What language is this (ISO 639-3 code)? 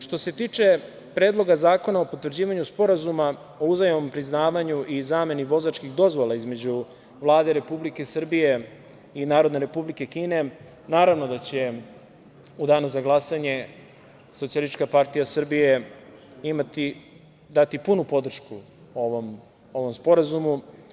srp